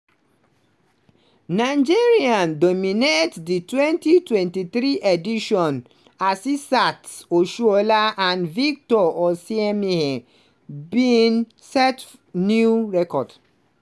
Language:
Nigerian Pidgin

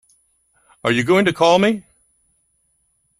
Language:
English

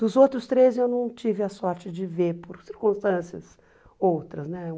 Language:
Portuguese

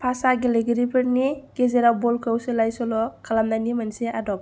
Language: Bodo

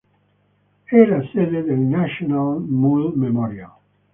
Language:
Italian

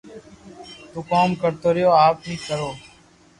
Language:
Loarki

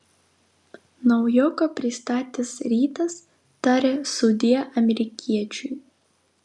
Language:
Lithuanian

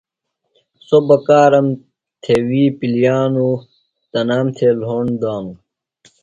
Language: Phalura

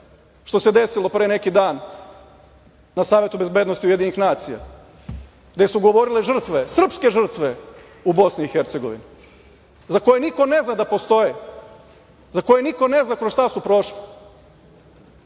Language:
Serbian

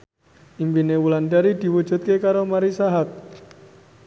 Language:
Javanese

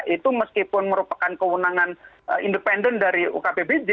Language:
Indonesian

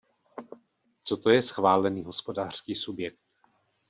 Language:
Czech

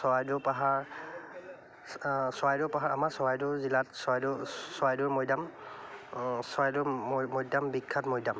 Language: Assamese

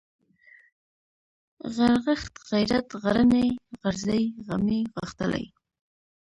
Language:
Pashto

